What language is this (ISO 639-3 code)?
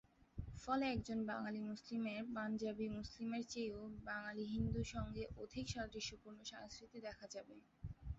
ben